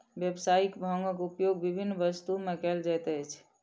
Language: Maithili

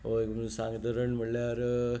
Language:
Konkani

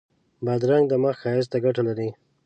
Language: Pashto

